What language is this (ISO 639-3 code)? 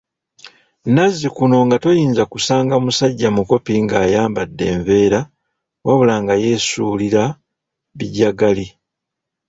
lug